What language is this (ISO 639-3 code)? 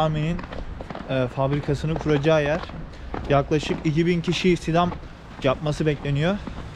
tur